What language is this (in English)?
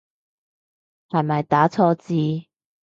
Cantonese